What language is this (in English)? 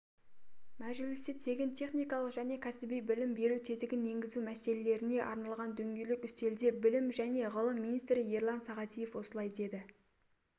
Kazakh